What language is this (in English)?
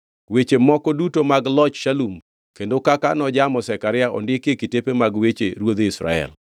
Luo (Kenya and Tanzania)